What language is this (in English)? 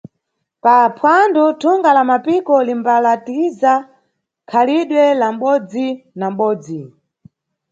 Nyungwe